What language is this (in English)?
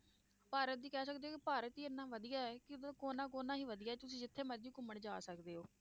Punjabi